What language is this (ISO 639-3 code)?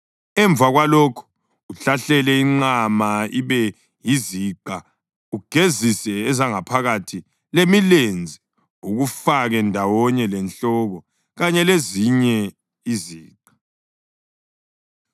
nde